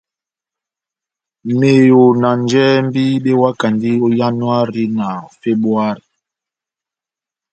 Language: Batanga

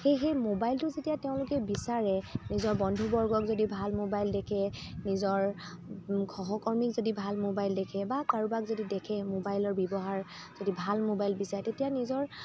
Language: Assamese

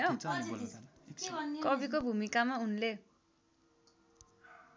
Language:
Nepali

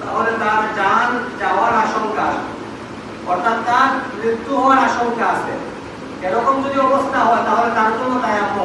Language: Indonesian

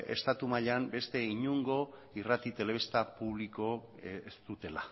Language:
Basque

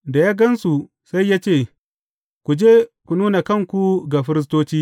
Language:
Hausa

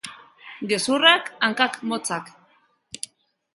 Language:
Basque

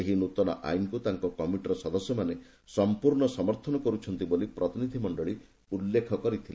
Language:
Odia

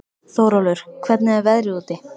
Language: Icelandic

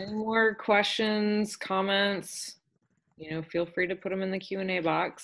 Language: English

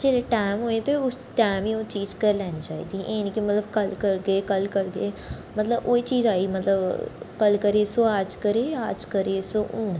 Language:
Dogri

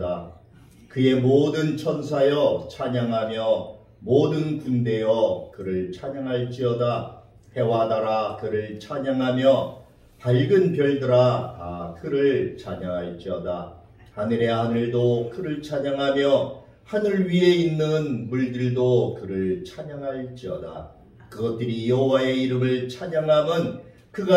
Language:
Korean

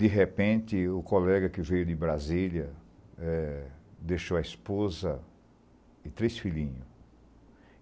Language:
Portuguese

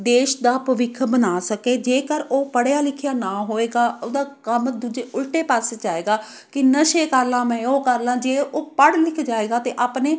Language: Punjabi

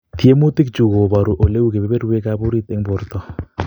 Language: Kalenjin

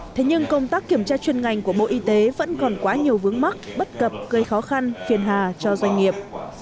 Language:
Vietnamese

